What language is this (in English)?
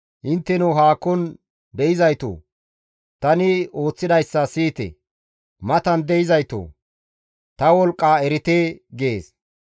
Gamo